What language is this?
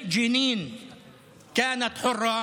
Hebrew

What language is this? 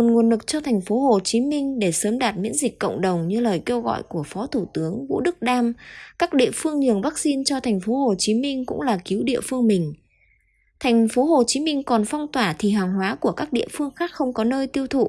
Vietnamese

